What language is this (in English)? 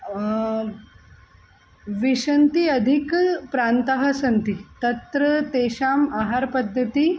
Sanskrit